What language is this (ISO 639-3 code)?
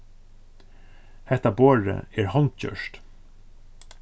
fao